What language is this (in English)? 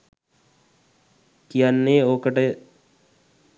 Sinhala